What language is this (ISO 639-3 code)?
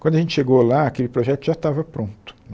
por